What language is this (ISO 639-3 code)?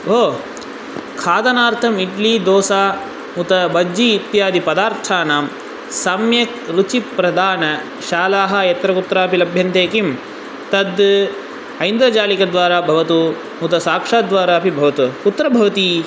san